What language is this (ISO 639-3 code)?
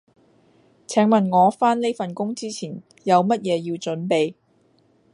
yue